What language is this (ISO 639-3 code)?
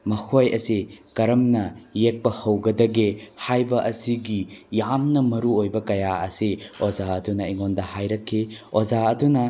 mni